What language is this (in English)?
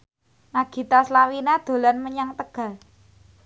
Javanese